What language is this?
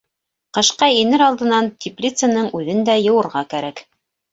Bashkir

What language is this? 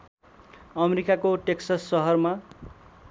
Nepali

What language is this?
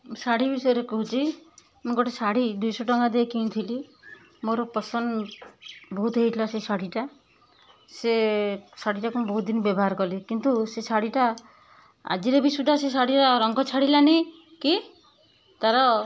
Odia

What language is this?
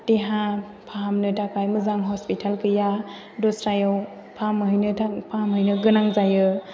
Bodo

